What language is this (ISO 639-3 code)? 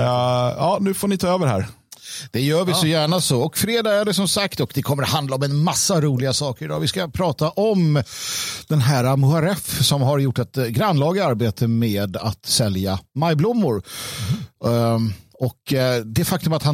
swe